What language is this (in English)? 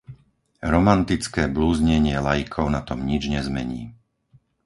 Slovak